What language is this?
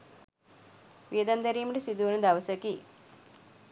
Sinhala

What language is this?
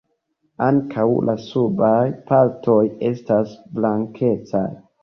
Esperanto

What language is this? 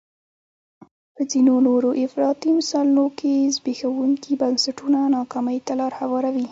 Pashto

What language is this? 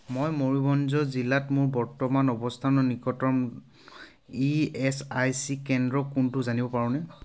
Assamese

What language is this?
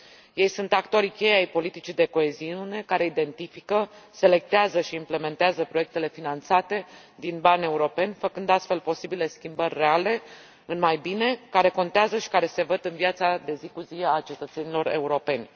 Romanian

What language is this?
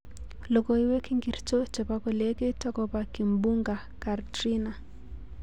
Kalenjin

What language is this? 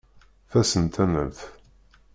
Kabyle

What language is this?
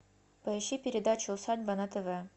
Russian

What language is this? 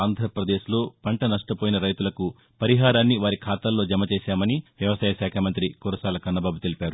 Telugu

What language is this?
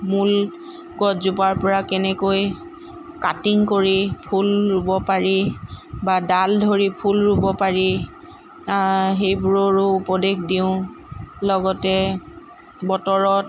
Assamese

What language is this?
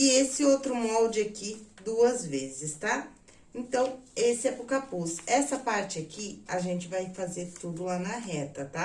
Portuguese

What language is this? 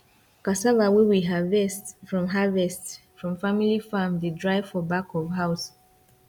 Nigerian Pidgin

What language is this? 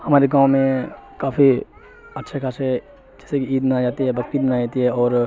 Urdu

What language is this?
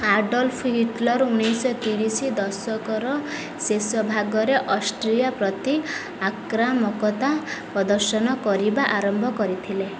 Odia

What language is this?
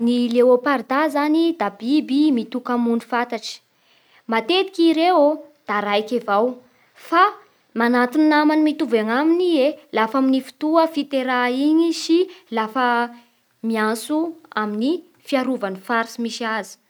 Bara Malagasy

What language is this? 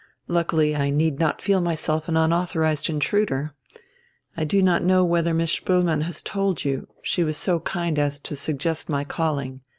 English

